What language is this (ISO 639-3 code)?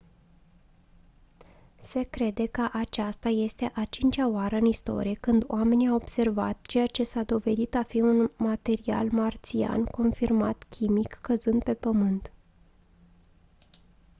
ron